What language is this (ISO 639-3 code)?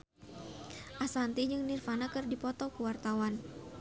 sun